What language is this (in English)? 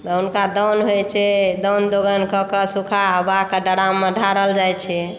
Maithili